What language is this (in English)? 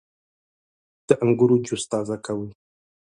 Pashto